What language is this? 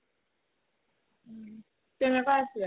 Assamese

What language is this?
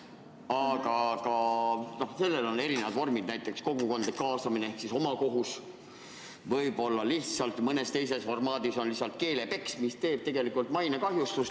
Estonian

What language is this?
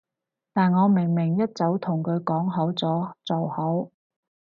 Cantonese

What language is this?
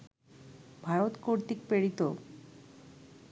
Bangla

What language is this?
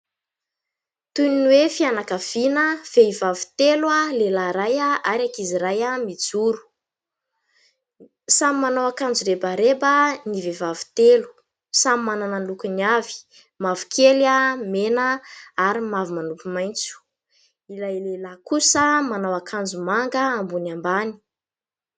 Malagasy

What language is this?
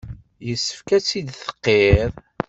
Kabyle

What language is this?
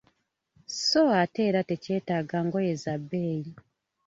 Ganda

